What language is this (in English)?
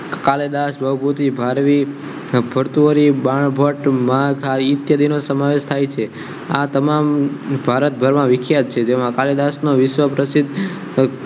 Gujarati